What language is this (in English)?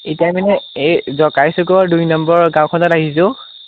Assamese